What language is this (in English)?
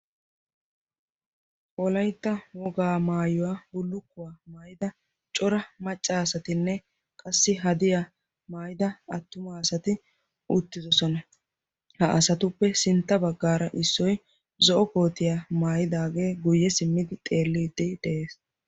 Wolaytta